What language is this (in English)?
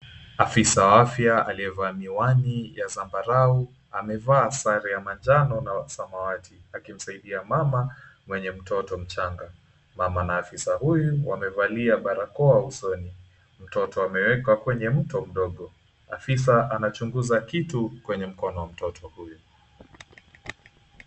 Swahili